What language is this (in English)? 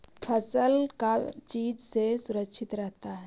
Magahi